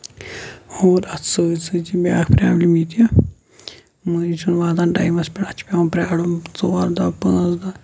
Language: Kashmiri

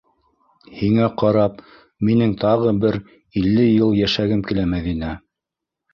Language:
Bashkir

